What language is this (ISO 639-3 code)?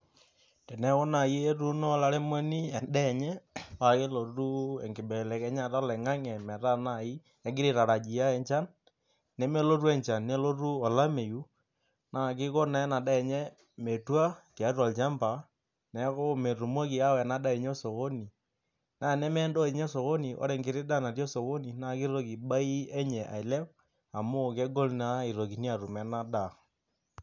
mas